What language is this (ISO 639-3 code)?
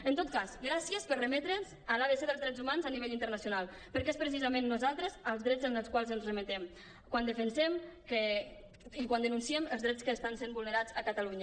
cat